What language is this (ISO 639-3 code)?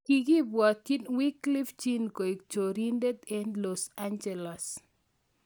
kln